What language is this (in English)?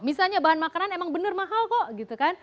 Indonesian